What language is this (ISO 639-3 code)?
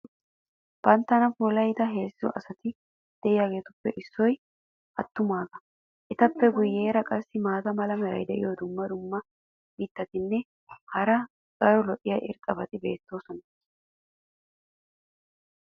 wal